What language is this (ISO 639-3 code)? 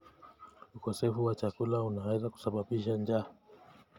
kln